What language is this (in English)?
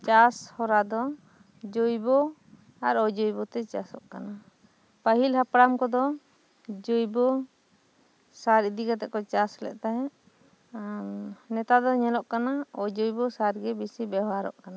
Santali